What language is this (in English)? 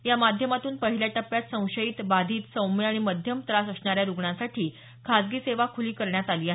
Marathi